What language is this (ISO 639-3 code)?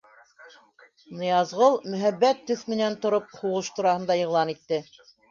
bak